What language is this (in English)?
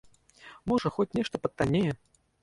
Belarusian